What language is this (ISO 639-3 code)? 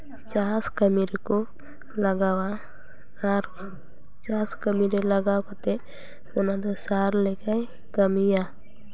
sat